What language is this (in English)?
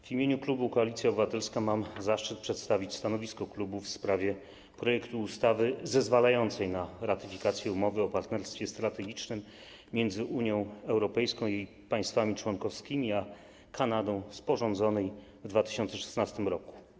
Polish